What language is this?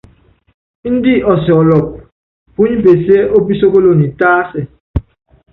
Yangben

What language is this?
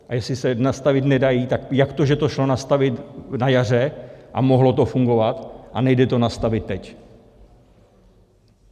Czech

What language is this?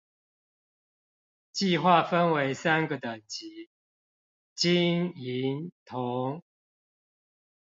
Chinese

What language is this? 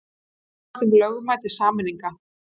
Icelandic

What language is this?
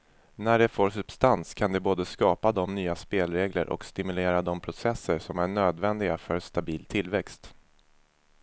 Swedish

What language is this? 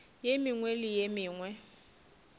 Northern Sotho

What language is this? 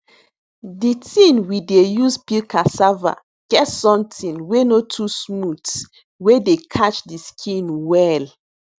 Nigerian Pidgin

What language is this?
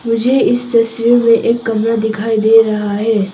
Hindi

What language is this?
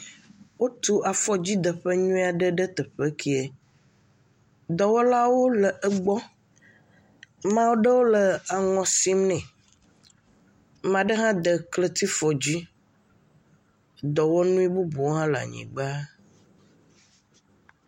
Ewe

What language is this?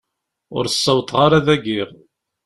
Kabyle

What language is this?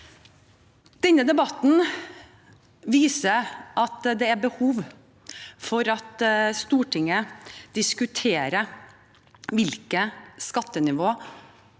Norwegian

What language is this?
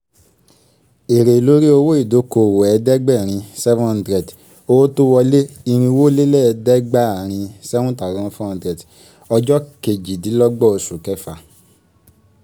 Yoruba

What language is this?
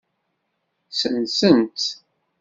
Kabyle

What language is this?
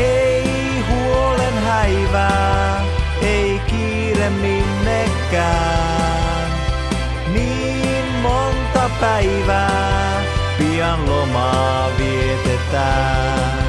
Finnish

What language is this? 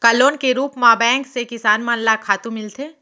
Chhattisgarhi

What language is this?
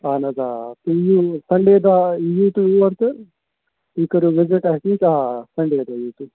Kashmiri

